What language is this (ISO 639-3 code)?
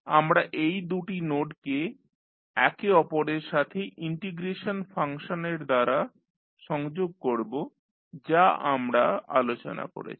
ben